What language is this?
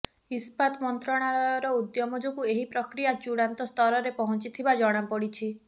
Odia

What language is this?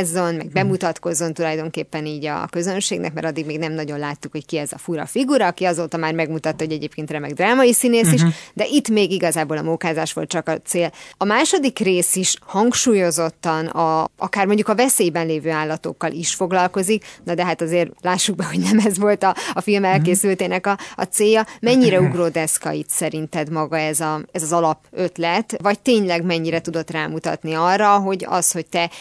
Hungarian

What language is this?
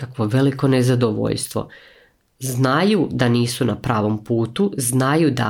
Croatian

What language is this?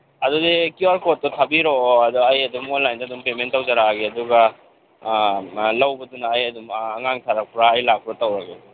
Manipuri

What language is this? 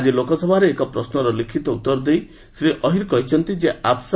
Odia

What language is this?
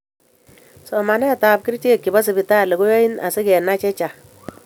Kalenjin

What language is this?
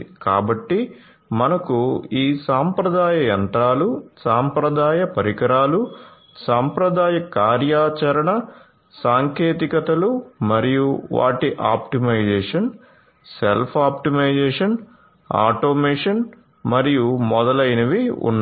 Telugu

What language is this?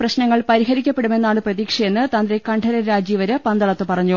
Malayalam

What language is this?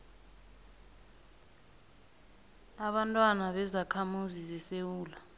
South Ndebele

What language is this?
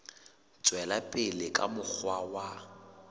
Southern Sotho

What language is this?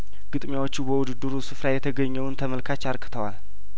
Amharic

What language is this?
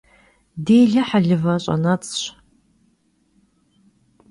Kabardian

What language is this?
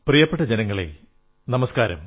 Malayalam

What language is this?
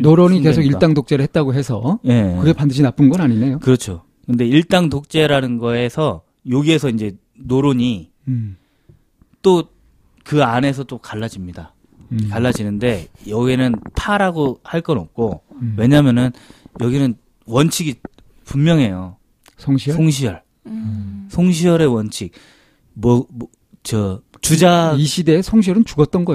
Korean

